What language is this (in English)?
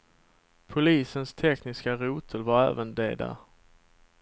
Swedish